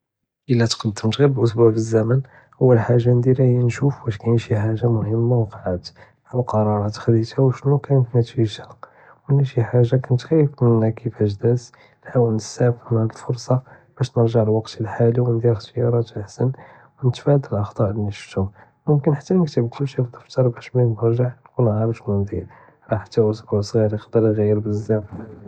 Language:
Judeo-Arabic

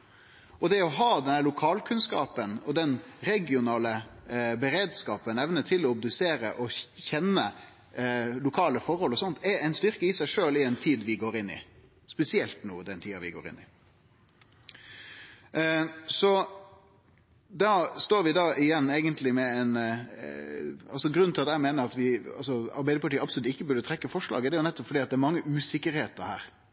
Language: Norwegian Nynorsk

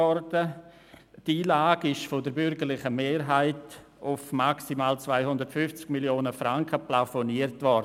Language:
Swiss German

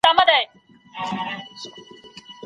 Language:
Pashto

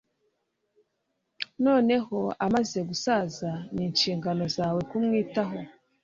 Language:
Kinyarwanda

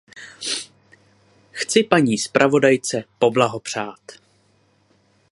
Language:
Czech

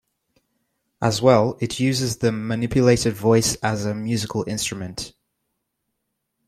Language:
English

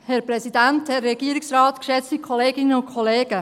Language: Swiss German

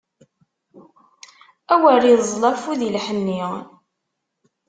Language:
Kabyle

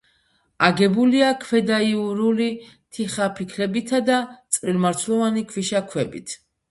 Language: Georgian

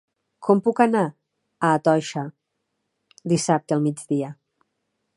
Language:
Catalan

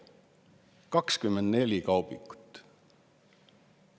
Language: Estonian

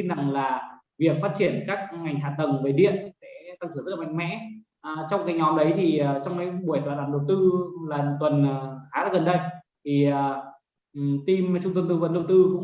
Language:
Vietnamese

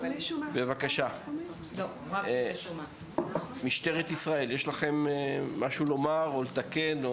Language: Hebrew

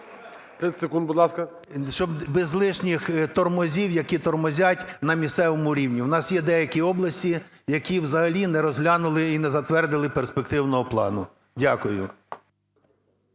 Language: Ukrainian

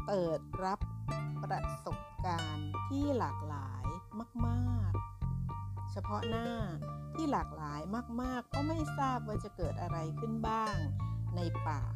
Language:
Thai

